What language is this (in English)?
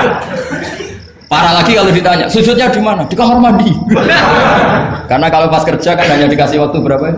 Indonesian